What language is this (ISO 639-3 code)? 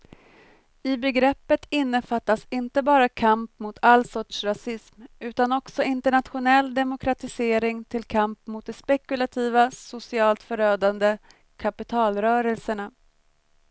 swe